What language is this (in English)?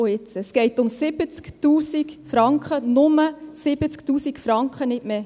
Swiss German